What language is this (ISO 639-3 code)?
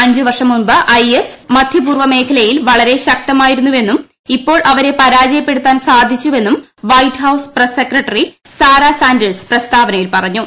mal